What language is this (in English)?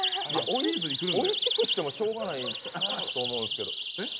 Japanese